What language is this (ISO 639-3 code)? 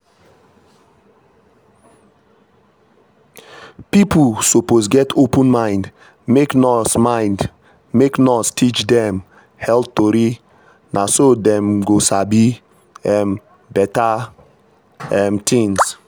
pcm